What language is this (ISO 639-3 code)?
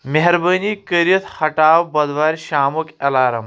kas